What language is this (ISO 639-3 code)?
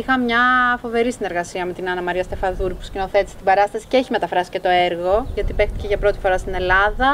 ell